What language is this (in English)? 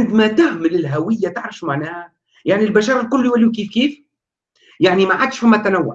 Arabic